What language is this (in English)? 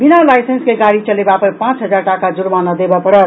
Maithili